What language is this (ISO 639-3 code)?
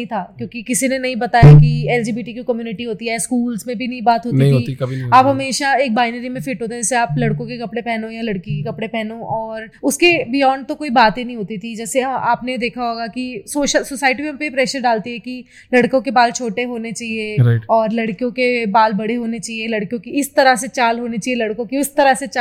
hin